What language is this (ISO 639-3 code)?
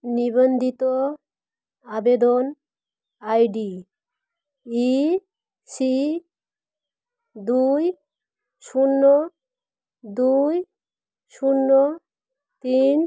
ben